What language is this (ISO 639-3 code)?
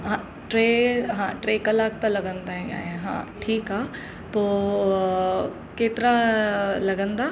snd